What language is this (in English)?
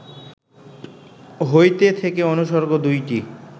Bangla